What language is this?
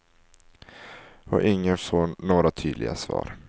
Swedish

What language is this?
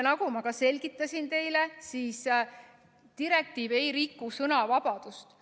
Estonian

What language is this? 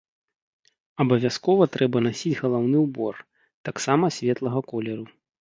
Belarusian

